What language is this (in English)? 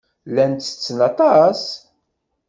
Kabyle